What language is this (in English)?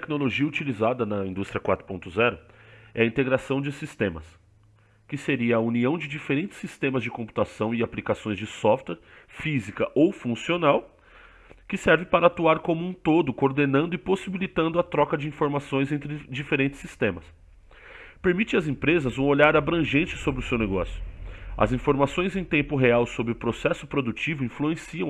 Portuguese